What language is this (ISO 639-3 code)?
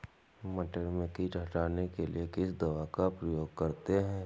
hin